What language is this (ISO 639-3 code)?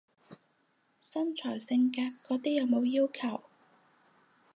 yue